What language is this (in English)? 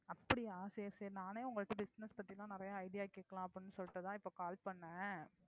Tamil